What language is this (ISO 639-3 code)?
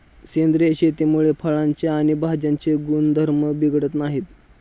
mar